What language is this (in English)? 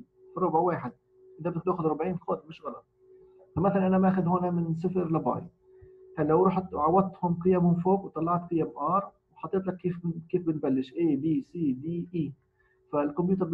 Arabic